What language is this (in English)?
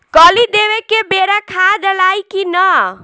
Bhojpuri